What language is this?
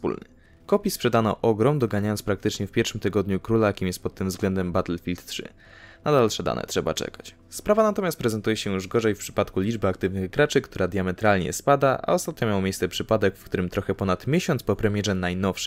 Polish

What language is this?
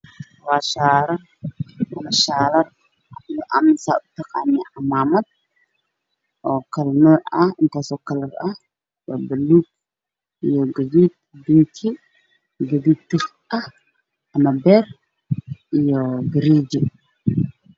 Somali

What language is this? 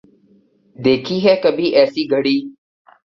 Urdu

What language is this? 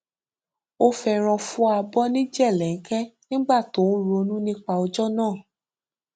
Yoruba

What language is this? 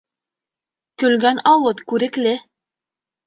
Bashkir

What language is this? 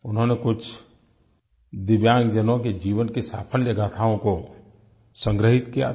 Hindi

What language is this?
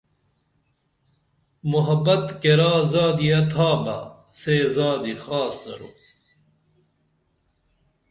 Dameli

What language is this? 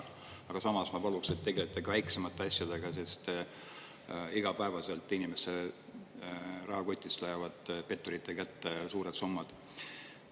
Estonian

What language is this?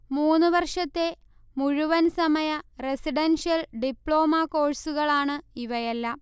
Malayalam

